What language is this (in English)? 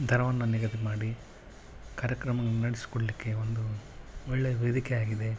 Kannada